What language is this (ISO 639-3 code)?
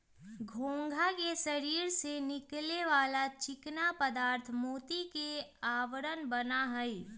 mag